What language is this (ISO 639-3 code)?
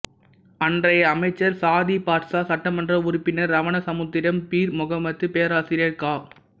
tam